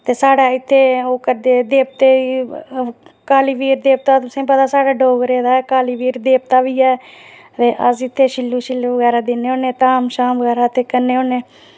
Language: Dogri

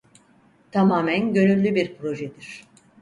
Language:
Turkish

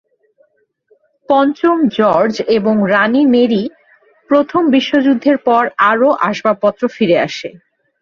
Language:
Bangla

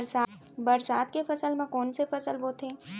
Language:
Chhattisgarhi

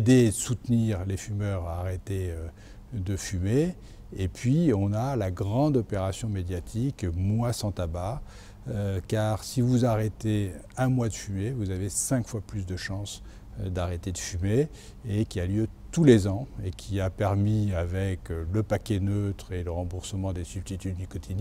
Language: French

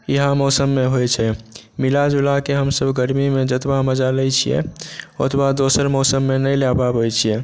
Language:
Maithili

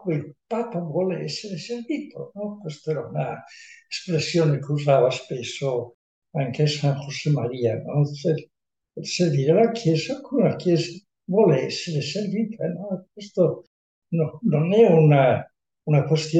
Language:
Italian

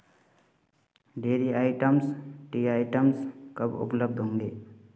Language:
Hindi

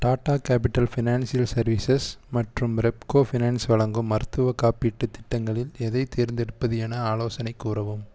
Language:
Tamil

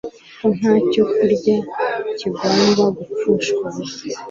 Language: Kinyarwanda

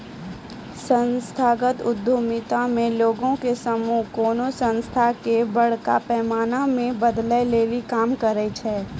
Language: Maithili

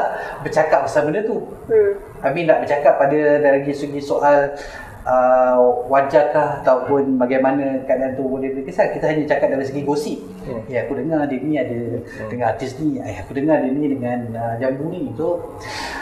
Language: Malay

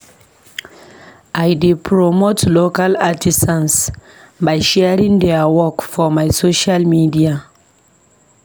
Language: Nigerian Pidgin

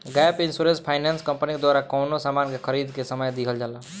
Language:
Bhojpuri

